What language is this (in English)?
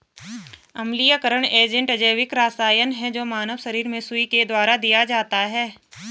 Hindi